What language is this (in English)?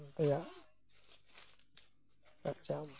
Santali